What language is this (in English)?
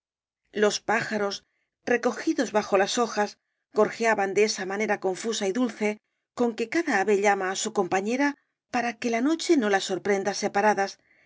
Spanish